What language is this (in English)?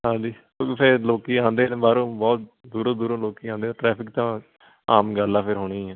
Punjabi